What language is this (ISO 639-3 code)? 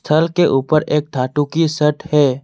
hin